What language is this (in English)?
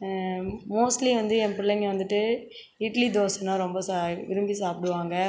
Tamil